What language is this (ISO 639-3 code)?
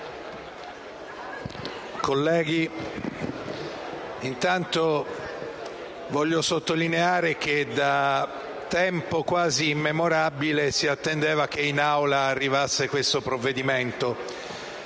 ita